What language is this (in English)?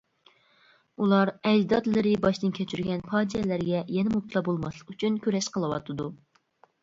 Uyghur